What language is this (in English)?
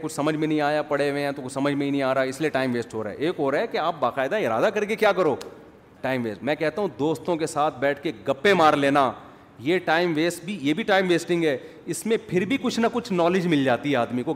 Urdu